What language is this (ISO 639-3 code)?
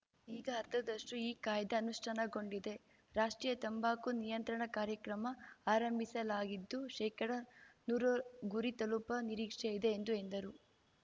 kan